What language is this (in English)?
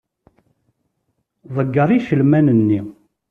Kabyle